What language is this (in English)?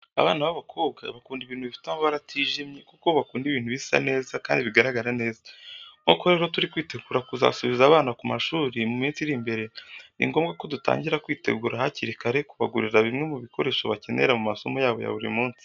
Kinyarwanda